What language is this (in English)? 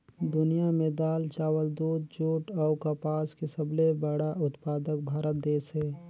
Chhattisgarhi